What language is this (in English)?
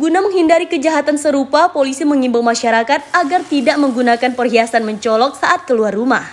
Indonesian